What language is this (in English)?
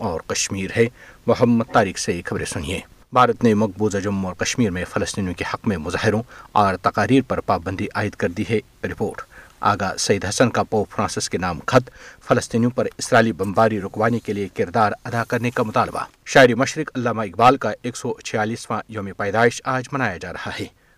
Urdu